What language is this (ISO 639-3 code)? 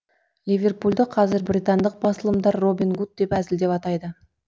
kaz